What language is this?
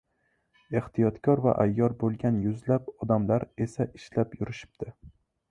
Uzbek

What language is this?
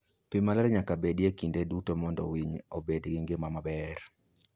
Luo (Kenya and Tanzania)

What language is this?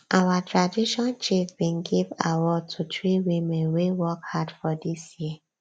Nigerian Pidgin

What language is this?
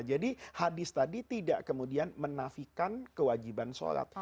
Indonesian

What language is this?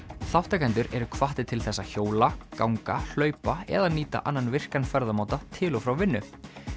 Icelandic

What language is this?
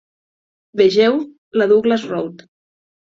Catalan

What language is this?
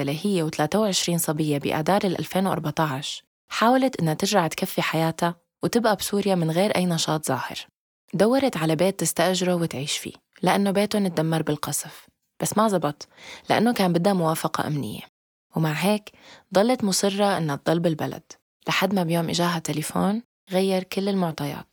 Arabic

